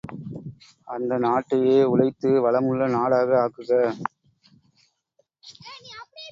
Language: Tamil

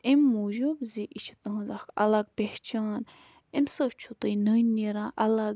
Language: Kashmiri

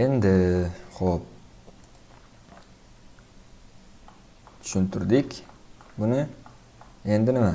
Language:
Turkish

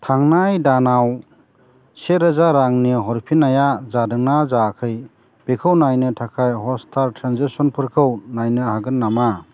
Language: Bodo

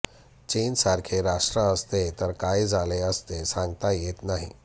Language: Marathi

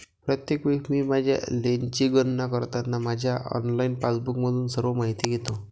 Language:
Marathi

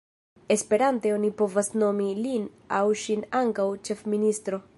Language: Esperanto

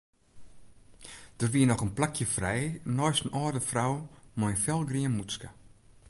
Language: Western Frisian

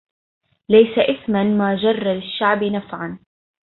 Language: Arabic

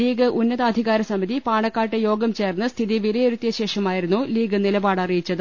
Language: Malayalam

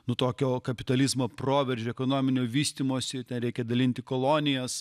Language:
Lithuanian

